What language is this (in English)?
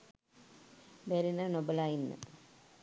Sinhala